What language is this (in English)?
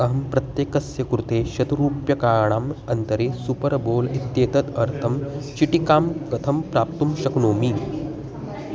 Sanskrit